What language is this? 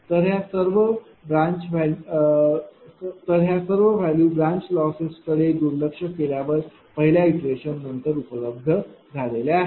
Marathi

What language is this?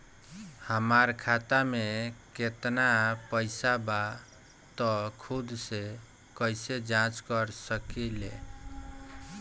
Bhojpuri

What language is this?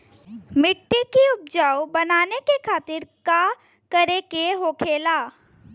Bhojpuri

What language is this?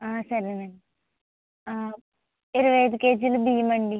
Telugu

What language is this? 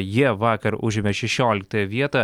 Lithuanian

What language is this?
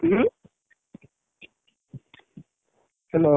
Odia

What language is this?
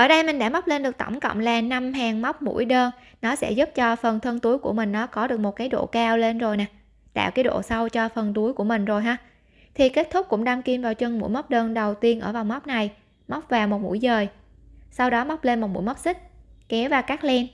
Vietnamese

